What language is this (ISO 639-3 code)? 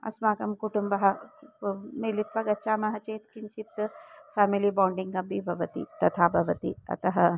san